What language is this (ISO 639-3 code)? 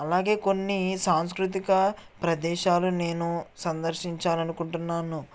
tel